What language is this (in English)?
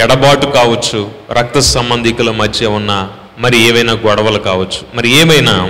Telugu